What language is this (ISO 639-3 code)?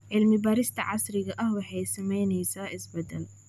som